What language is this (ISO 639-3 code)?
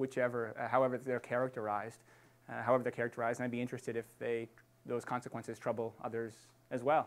eng